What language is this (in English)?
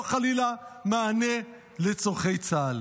Hebrew